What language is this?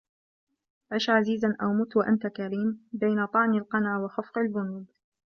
Arabic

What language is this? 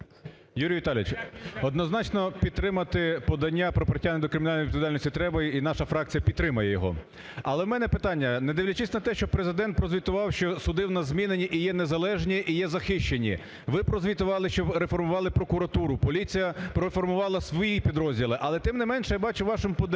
Ukrainian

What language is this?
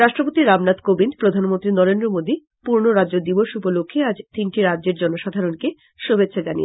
Bangla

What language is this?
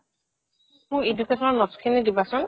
Assamese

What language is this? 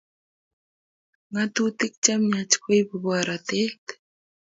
Kalenjin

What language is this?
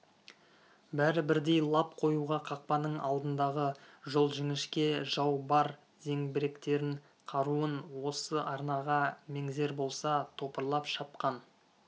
Kazakh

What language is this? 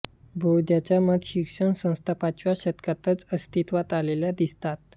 Marathi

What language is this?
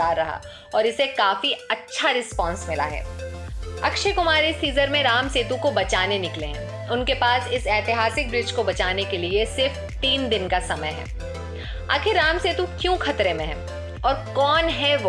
Hindi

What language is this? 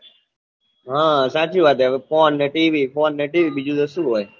Gujarati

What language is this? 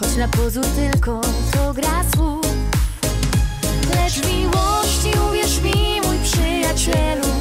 Polish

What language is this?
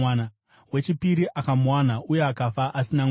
Shona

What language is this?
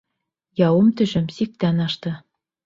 Bashkir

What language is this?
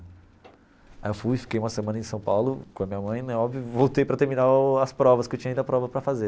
Portuguese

